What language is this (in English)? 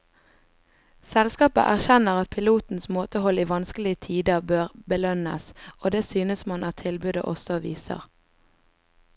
Norwegian